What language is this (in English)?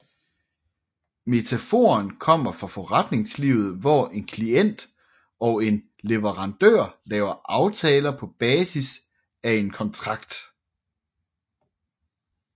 Danish